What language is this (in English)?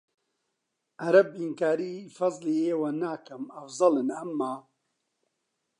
Central Kurdish